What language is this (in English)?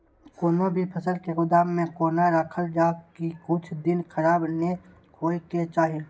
Maithili